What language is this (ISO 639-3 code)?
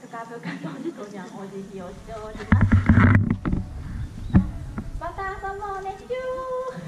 jpn